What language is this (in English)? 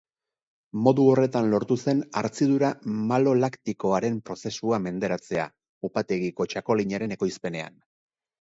Basque